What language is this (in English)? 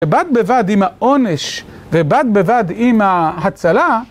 Hebrew